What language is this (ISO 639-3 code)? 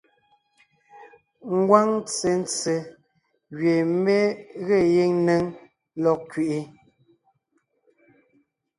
nnh